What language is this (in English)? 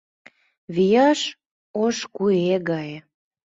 Mari